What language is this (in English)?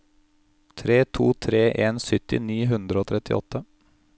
Norwegian